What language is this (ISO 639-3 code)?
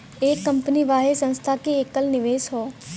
bho